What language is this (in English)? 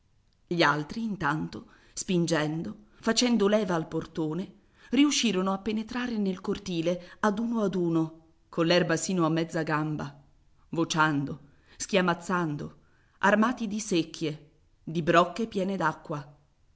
Italian